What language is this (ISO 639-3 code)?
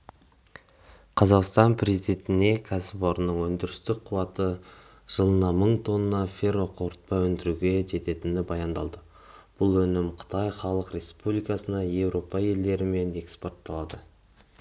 kaz